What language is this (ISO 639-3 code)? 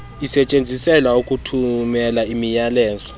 xho